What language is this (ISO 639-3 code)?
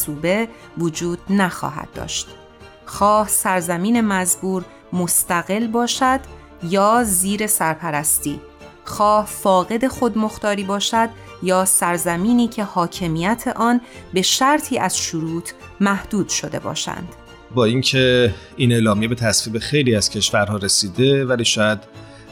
fas